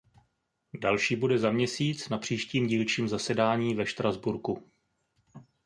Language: Czech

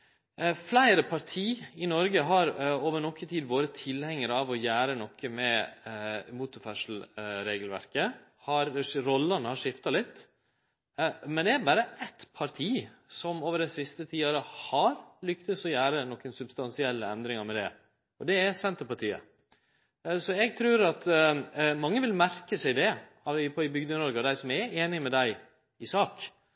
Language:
Norwegian Nynorsk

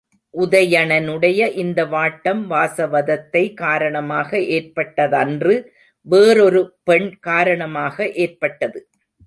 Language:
Tamil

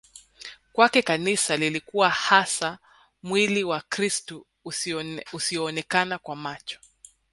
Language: Swahili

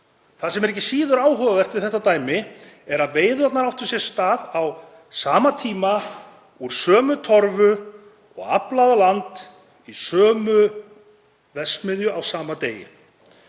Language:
Icelandic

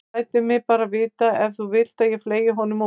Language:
Icelandic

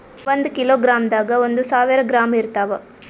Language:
Kannada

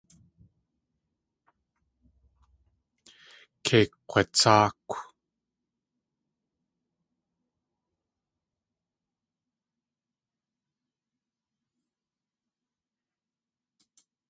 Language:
Tlingit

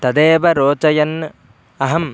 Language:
Sanskrit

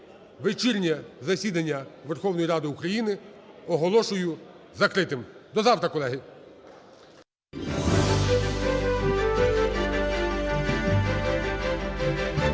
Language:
Ukrainian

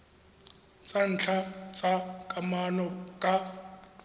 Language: Tswana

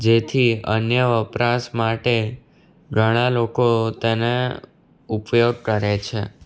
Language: Gujarati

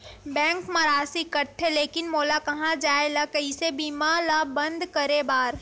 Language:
Chhattisgarhi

